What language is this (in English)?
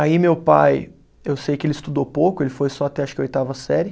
Portuguese